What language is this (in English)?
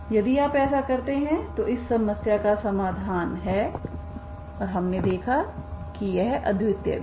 Hindi